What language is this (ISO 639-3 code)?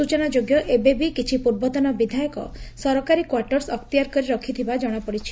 ori